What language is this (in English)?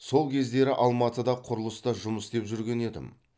Kazakh